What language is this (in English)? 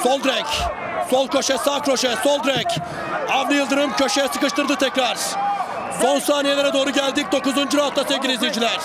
Turkish